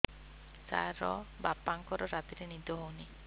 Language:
Odia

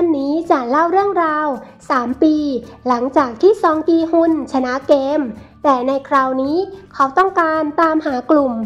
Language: Thai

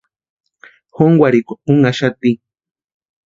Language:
Western Highland Purepecha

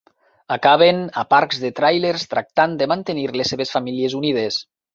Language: Catalan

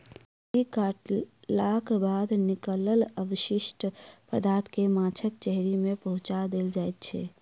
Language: Maithili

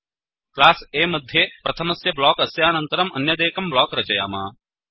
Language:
Sanskrit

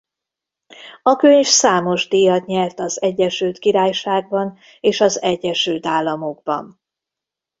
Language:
Hungarian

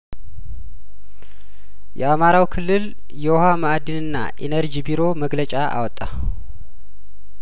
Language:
Amharic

